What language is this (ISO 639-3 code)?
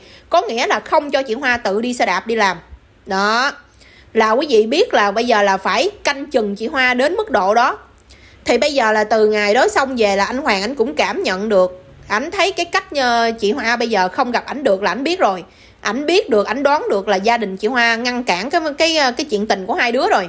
vie